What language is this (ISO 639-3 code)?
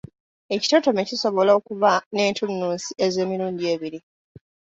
lug